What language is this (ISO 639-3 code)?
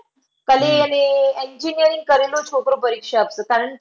guj